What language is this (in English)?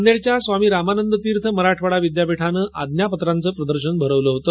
Marathi